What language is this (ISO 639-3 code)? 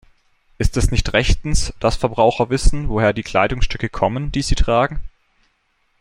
deu